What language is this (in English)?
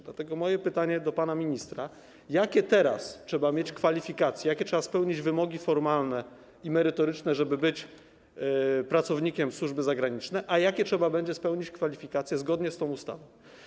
Polish